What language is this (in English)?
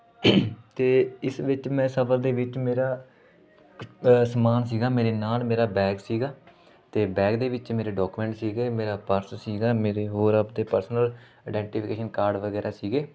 Punjabi